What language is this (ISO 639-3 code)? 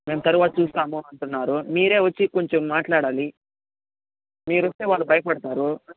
tel